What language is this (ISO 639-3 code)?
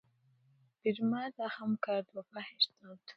fas